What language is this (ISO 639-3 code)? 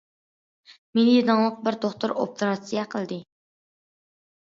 uig